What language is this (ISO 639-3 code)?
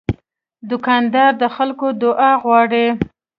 pus